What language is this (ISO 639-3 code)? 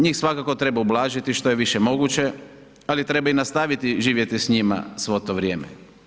hrv